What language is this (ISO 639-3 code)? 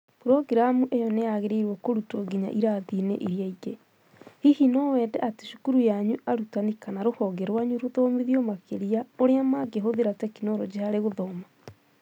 kik